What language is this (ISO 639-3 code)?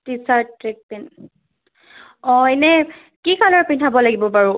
asm